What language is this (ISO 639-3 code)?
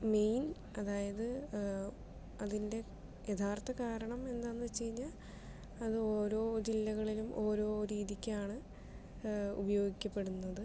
mal